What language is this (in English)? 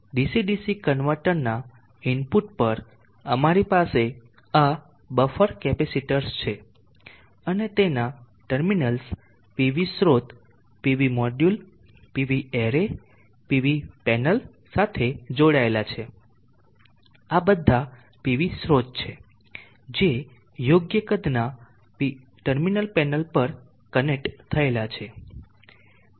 Gujarati